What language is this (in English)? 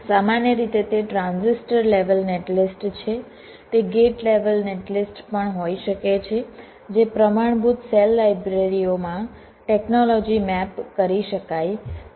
Gujarati